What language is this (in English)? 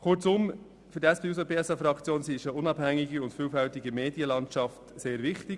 Swiss German